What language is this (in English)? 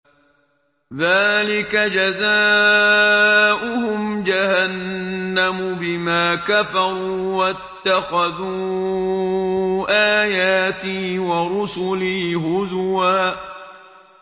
Arabic